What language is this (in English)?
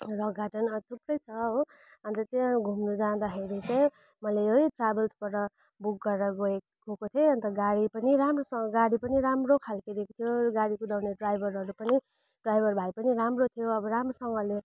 Nepali